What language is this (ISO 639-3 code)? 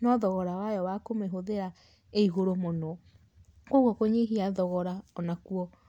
kik